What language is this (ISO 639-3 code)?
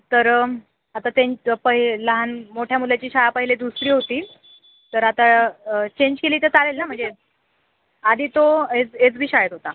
mar